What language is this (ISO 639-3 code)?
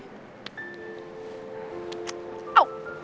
ind